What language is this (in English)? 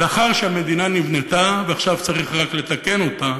Hebrew